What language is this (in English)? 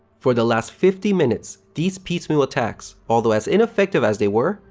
English